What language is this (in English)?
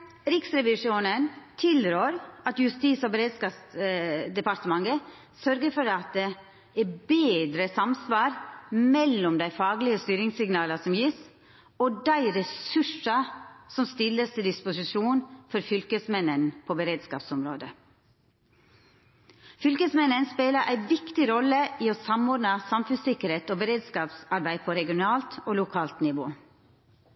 Norwegian Nynorsk